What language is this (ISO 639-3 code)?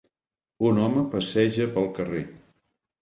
cat